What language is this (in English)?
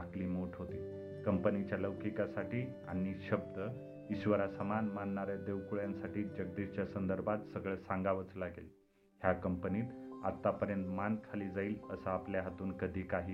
Marathi